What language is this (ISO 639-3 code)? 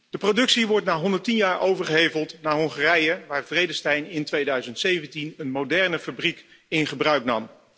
nld